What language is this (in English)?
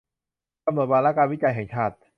Thai